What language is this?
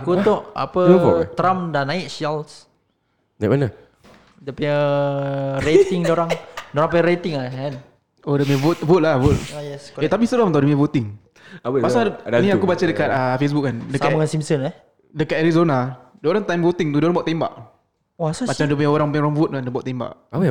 Malay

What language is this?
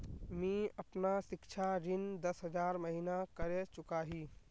Magahi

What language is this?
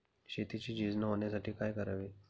Marathi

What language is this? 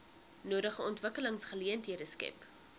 Afrikaans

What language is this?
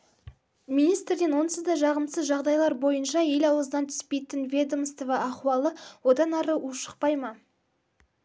Kazakh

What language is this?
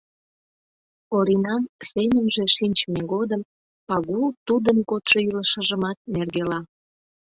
Mari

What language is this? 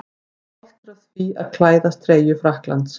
Icelandic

